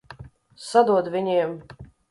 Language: Latvian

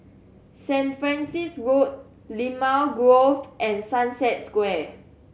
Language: English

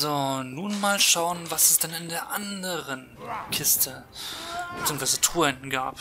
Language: German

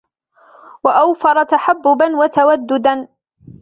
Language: Arabic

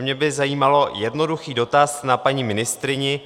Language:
Czech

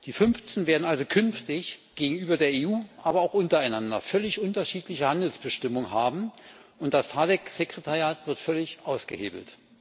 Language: German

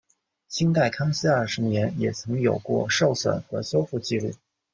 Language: Chinese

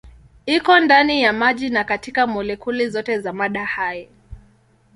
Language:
Swahili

